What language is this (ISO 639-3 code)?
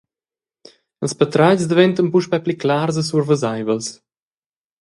roh